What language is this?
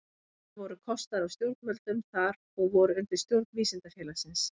Icelandic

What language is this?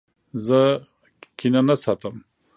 Pashto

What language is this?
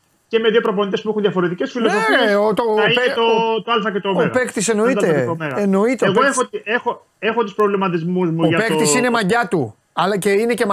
Greek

